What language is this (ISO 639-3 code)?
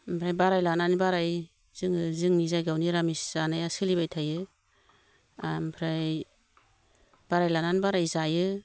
brx